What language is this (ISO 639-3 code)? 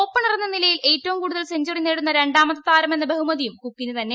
mal